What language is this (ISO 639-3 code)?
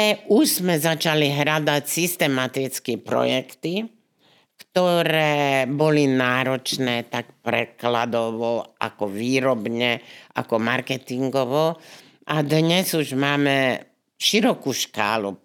slk